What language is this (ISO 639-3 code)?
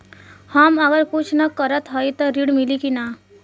bho